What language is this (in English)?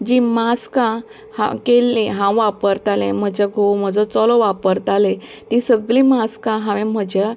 Konkani